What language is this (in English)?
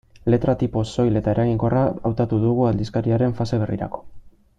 Basque